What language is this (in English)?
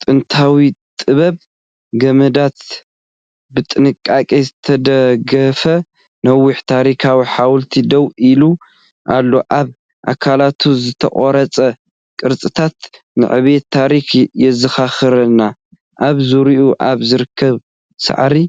Tigrinya